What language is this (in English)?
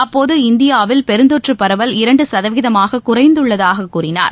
Tamil